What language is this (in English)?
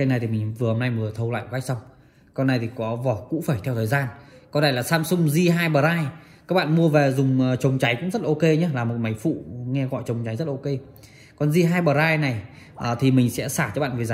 Vietnamese